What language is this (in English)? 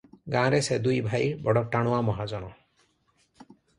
Odia